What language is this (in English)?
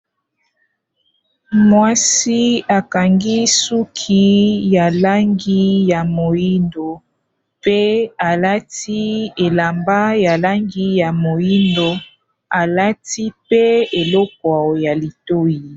Lingala